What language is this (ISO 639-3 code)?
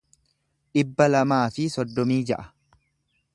orm